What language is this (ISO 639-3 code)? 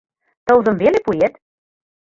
chm